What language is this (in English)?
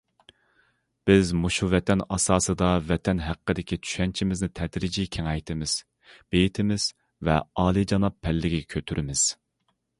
Uyghur